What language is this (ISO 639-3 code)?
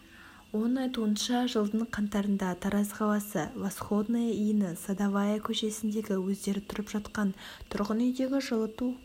kaz